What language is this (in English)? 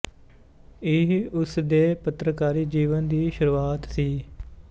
Punjabi